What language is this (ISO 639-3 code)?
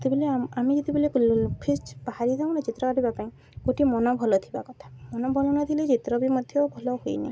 ori